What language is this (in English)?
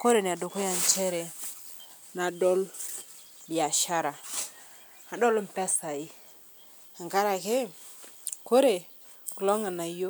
Masai